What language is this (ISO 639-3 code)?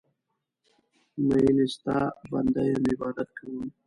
pus